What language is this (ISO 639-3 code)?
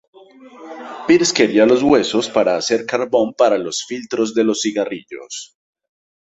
spa